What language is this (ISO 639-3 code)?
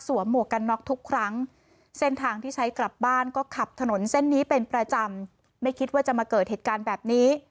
tha